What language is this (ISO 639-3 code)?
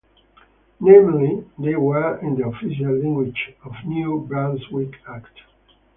eng